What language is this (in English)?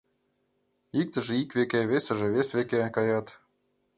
Mari